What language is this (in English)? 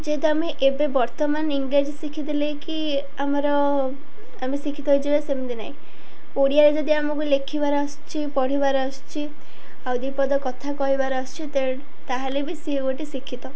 Odia